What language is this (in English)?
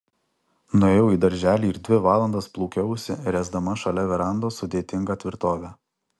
Lithuanian